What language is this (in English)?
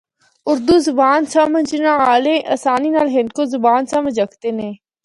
Northern Hindko